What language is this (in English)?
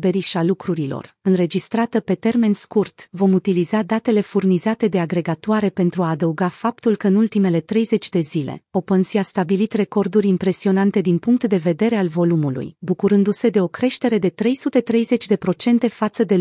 Romanian